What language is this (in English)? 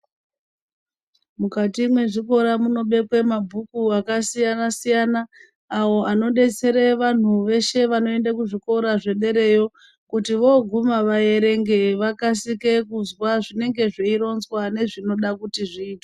Ndau